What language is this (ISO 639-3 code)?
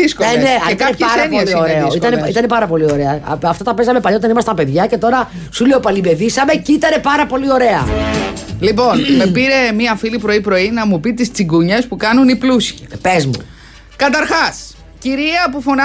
ell